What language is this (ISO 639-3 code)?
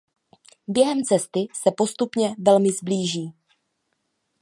ces